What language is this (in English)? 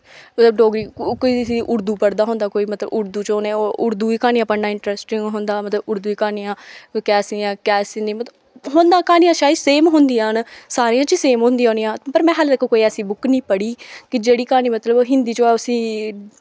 Dogri